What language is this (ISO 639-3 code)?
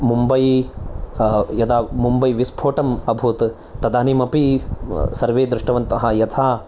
san